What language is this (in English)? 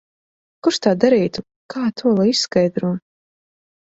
Latvian